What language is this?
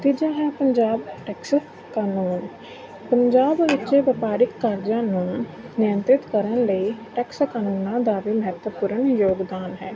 Punjabi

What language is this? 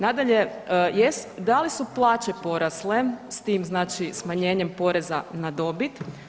Croatian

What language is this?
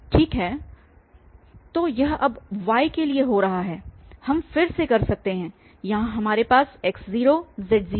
Hindi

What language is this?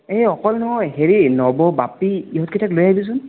Assamese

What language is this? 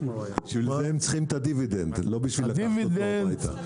Hebrew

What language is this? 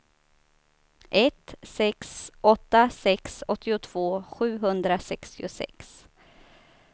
Swedish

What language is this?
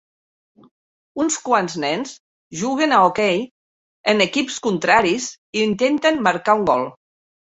Catalan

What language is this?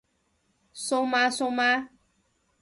Cantonese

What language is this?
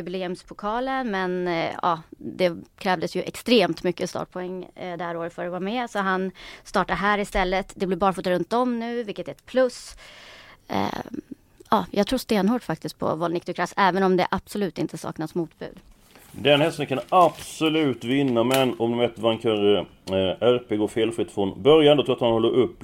Swedish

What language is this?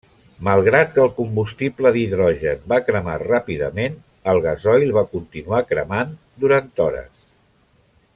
Catalan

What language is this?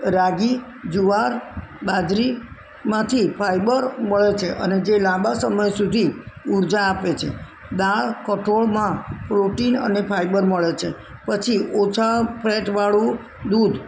Gujarati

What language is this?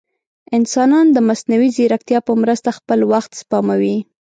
Pashto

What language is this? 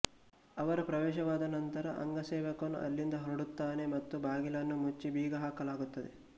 Kannada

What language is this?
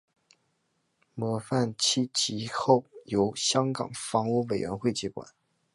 Chinese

